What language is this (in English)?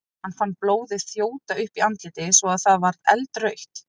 Icelandic